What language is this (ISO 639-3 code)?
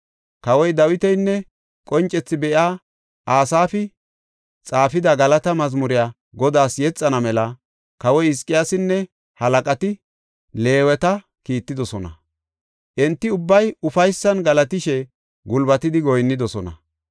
gof